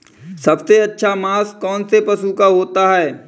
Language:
Hindi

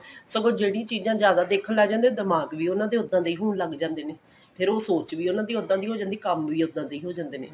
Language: Punjabi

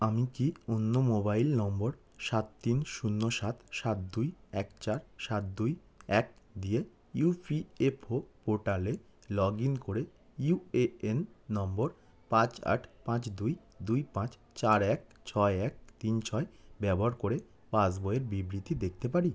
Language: Bangla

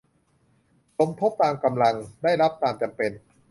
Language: Thai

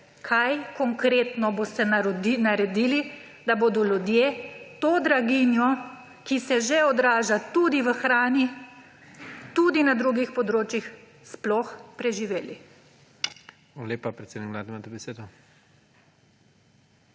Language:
Slovenian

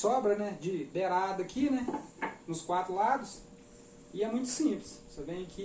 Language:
Portuguese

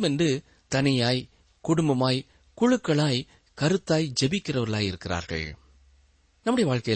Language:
Tamil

